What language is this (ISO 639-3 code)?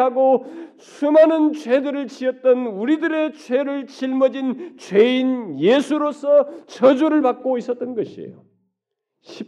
kor